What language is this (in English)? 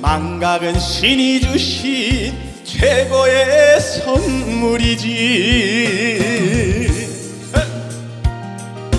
Korean